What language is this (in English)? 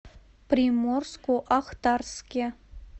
Russian